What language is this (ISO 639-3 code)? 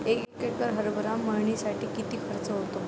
mar